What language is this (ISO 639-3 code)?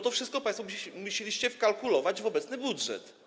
pol